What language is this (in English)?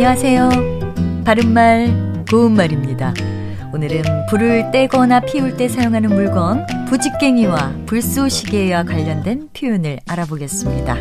Korean